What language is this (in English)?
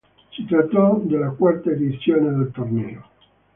Italian